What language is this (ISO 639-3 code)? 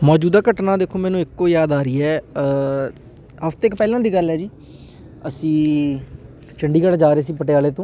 pan